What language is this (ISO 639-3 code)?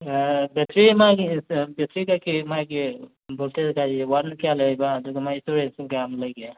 mni